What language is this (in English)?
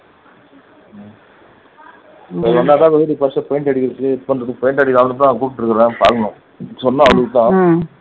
Tamil